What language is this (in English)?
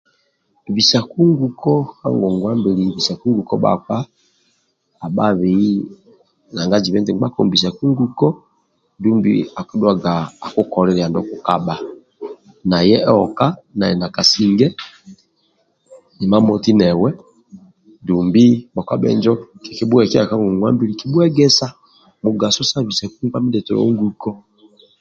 Amba (Uganda)